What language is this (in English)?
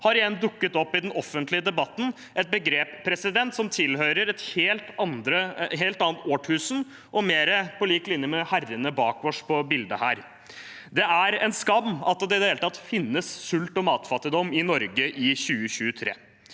Norwegian